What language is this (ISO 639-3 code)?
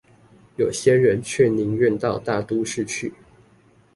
zho